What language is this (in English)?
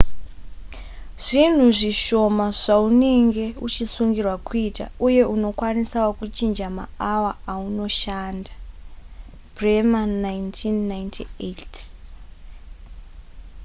Shona